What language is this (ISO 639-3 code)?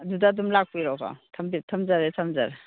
mni